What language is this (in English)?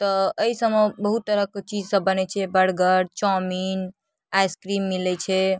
Maithili